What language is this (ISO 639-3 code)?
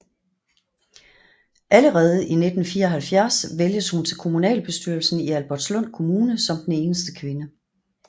dan